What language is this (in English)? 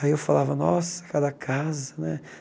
Portuguese